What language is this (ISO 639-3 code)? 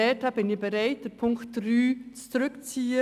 gsw